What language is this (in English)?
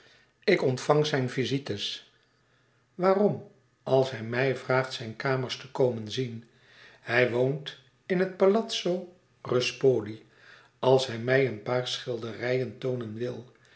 Dutch